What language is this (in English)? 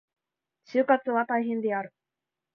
Japanese